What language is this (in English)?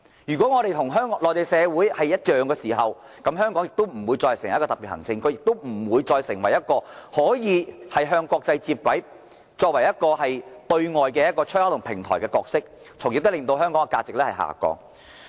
Cantonese